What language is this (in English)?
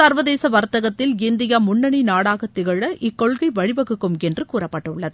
Tamil